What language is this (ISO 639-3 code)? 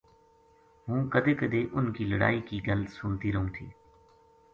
gju